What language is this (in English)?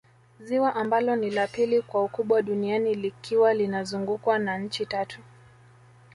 Swahili